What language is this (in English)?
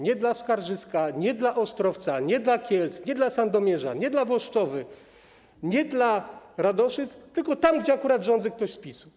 Polish